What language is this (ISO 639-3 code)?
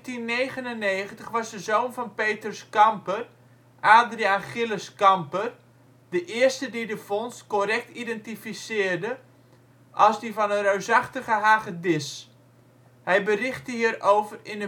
nld